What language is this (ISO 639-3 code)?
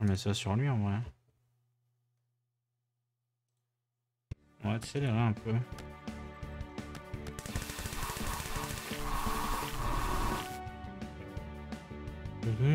fra